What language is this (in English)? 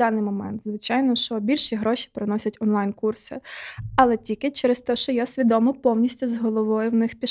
Ukrainian